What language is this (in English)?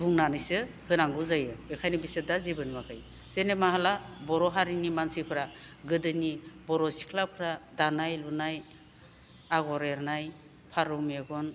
Bodo